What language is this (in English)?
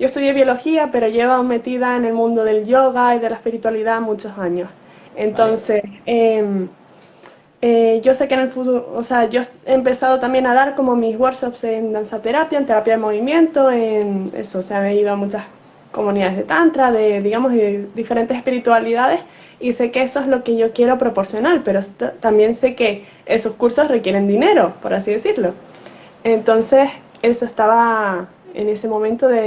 Spanish